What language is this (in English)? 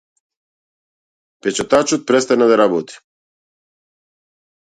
Macedonian